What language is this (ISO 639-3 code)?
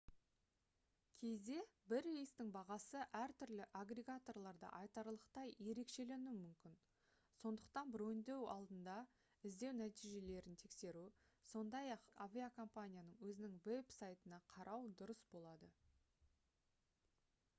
kaz